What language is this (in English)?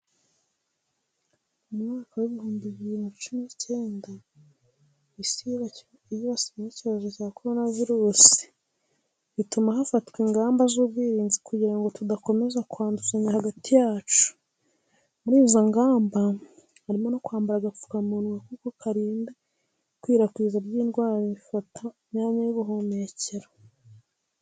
Kinyarwanda